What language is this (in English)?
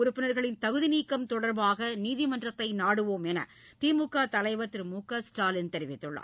Tamil